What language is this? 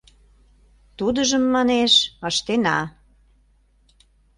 Mari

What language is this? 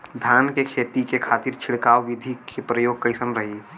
Bhojpuri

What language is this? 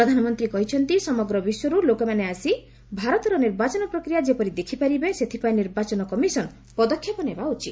Odia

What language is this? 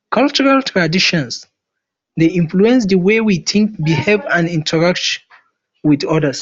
Nigerian Pidgin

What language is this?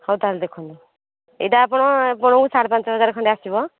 Odia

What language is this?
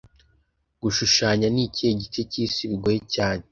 Kinyarwanda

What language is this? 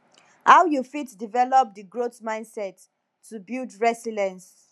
Nigerian Pidgin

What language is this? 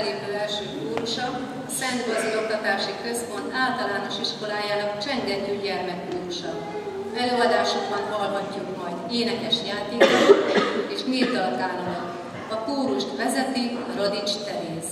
Hungarian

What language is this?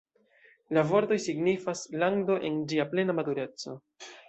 Esperanto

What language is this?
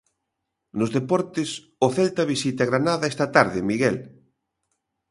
Galician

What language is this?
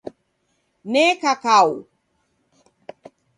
Taita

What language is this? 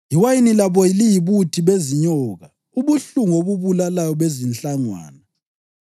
North Ndebele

